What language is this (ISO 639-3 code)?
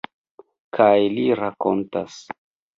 epo